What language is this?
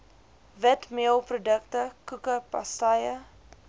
Afrikaans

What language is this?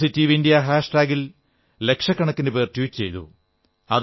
Malayalam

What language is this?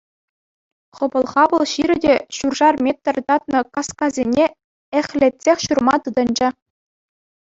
Chuvash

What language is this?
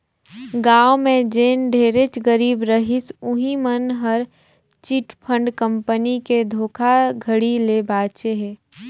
Chhattisgarhi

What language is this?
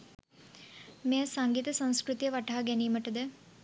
Sinhala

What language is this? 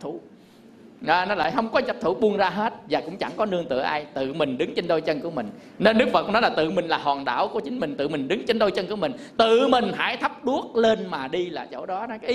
Vietnamese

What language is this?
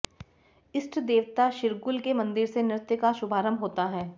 Hindi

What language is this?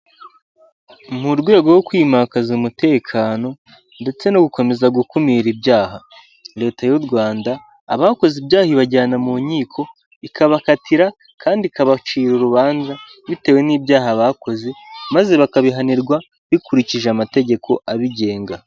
Kinyarwanda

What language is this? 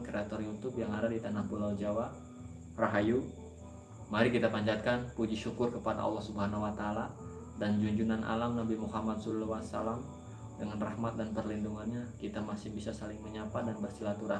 Indonesian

